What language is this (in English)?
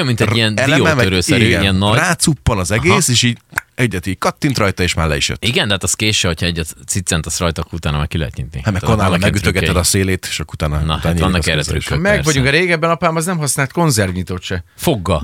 Hungarian